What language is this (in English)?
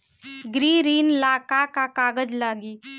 Bhojpuri